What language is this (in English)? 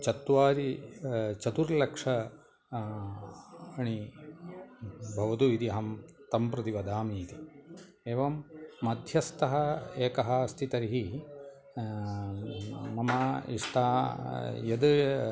Sanskrit